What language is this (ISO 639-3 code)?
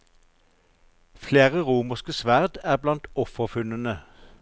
nor